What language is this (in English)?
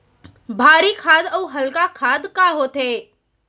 Chhattisgarhi